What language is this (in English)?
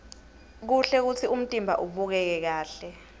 Swati